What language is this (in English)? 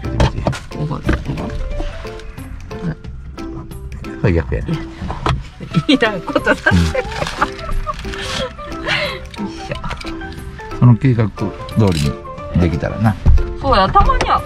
Japanese